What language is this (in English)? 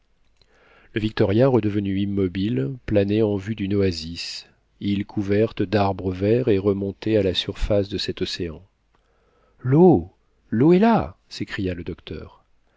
French